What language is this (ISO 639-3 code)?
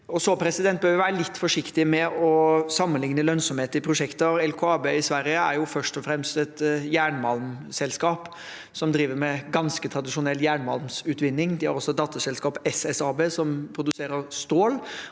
nor